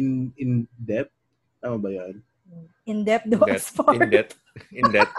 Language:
Filipino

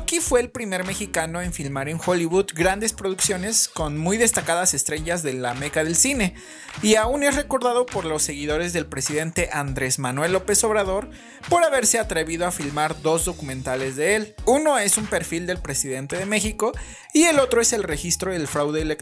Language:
Spanish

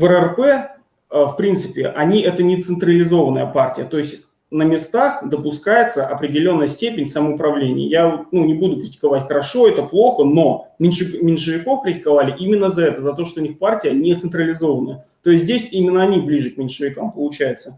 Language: Russian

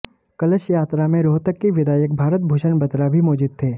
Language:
Hindi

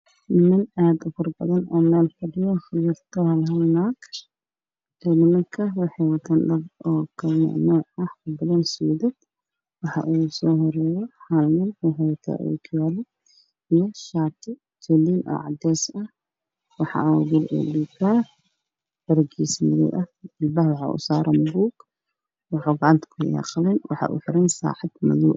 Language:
Somali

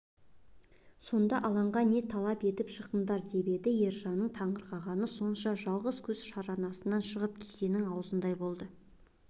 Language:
Kazakh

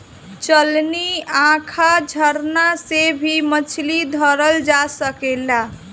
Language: Bhojpuri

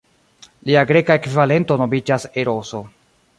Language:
Esperanto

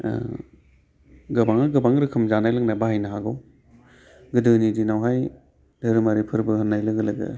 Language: Bodo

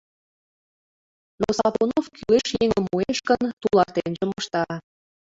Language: Mari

